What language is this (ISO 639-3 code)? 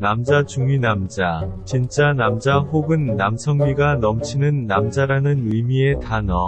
kor